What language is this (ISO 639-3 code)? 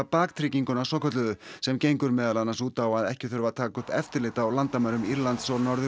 isl